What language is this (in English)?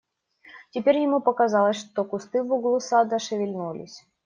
Russian